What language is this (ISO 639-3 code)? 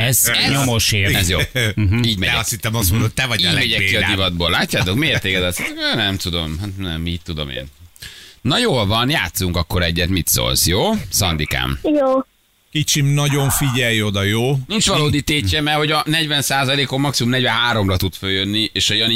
hun